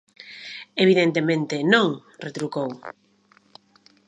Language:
Galician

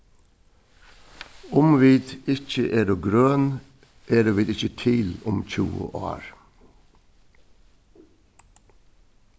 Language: Faroese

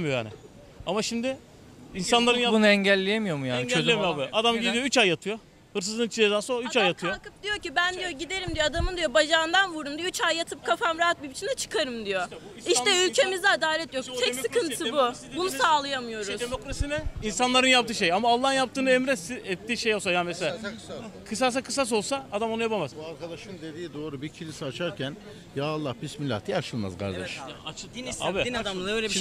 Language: Turkish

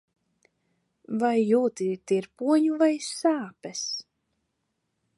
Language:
Latvian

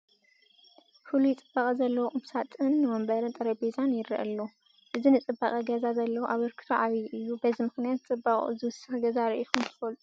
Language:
Tigrinya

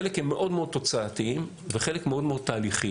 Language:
Hebrew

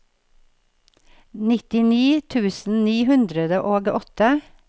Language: Norwegian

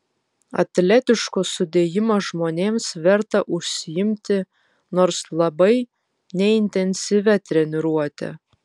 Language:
Lithuanian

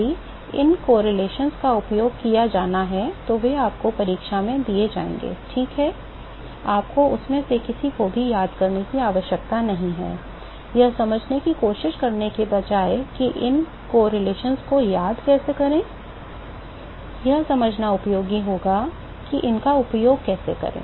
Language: Hindi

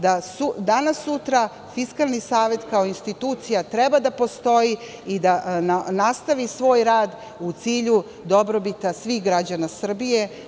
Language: Serbian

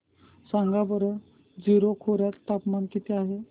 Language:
Marathi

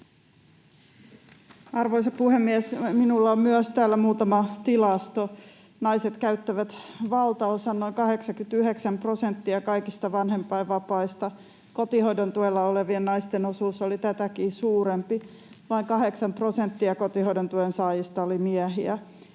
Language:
Finnish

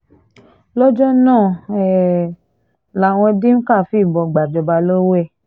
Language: Yoruba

